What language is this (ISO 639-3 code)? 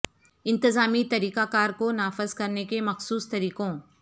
urd